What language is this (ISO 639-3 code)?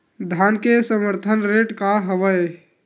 hne